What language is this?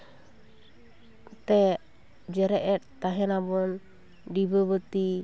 Santali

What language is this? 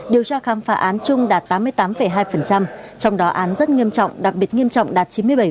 Vietnamese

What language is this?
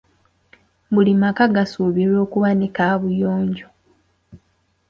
Ganda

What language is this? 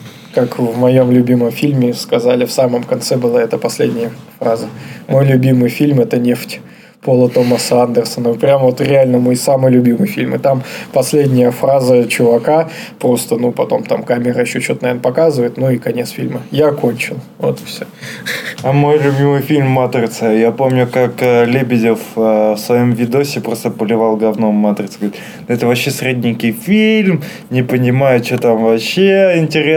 Russian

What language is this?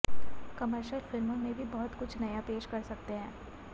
Hindi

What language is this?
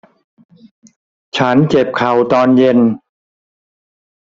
Thai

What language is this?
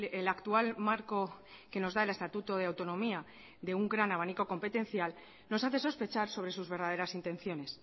Spanish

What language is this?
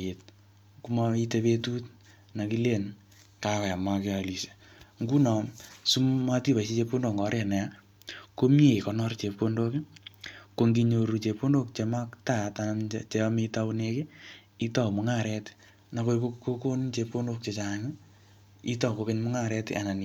Kalenjin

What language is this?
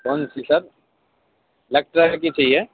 Urdu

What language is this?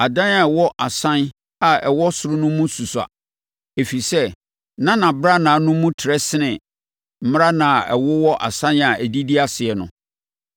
Akan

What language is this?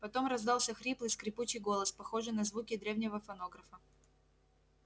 Russian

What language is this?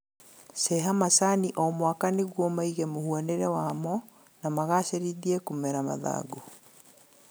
Kikuyu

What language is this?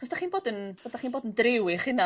Welsh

